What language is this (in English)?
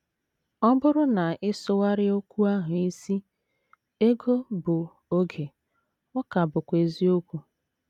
Igbo